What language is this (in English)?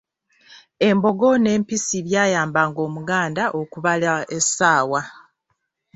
Ganda